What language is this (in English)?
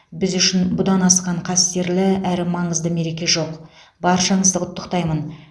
Kazakh